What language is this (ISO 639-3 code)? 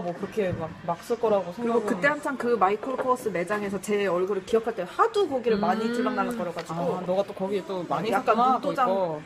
kor